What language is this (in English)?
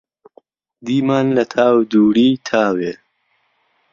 Central Kurdish